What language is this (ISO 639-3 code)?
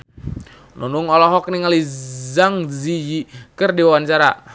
sun